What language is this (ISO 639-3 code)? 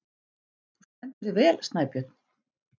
isl